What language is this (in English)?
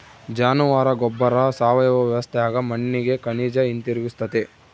Kannada